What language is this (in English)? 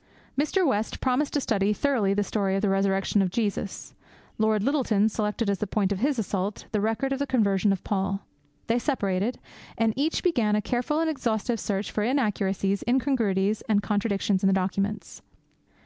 English